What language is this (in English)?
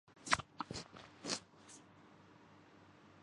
Urdu